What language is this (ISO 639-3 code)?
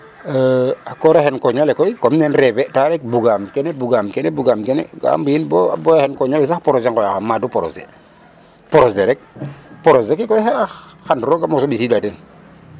srr